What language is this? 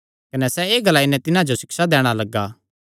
Kangri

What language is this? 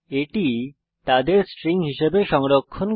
Bangla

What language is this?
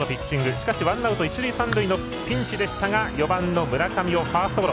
Japanese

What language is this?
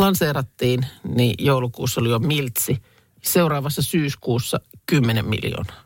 Finnish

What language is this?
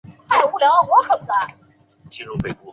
Chinese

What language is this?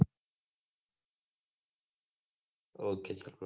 Gujarati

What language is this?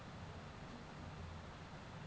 Bangla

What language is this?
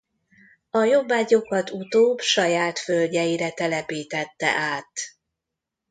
Hungarian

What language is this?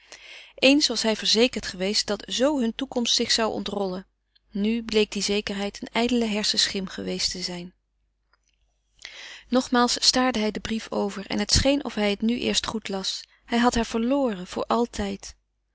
Dutch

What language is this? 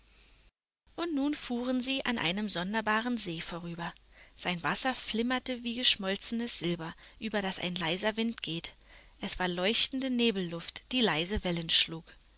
German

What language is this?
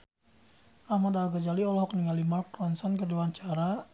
Sundanese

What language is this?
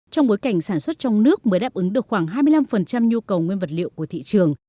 Vietnamese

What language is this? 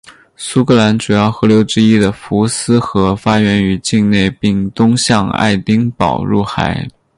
Chinese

